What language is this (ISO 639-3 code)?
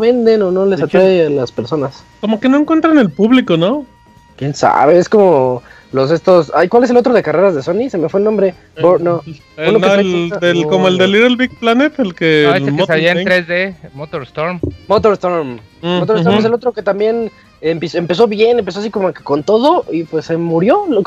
spa